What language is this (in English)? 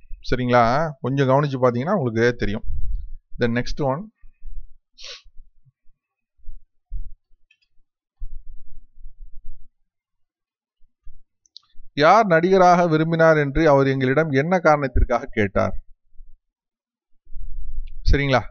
Hindi